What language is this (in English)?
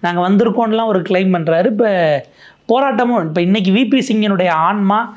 Korean